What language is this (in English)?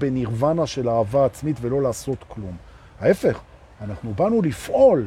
Hebrew